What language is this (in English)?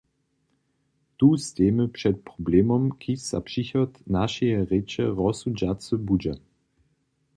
Upper Sorbian